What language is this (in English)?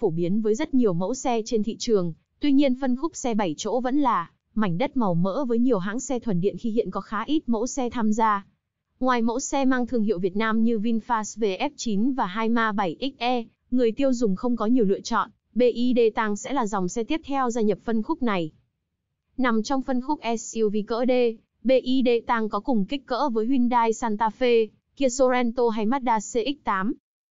Vietnamese